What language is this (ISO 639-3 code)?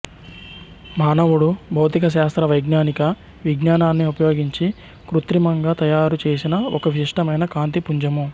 tel